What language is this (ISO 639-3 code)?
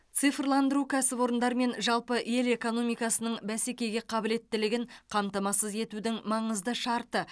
kaz